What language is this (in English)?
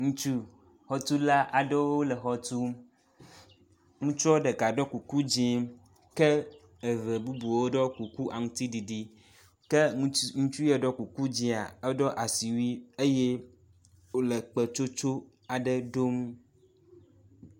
Ewe